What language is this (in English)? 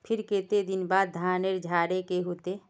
Magahi